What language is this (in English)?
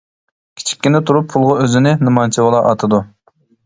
Uyghur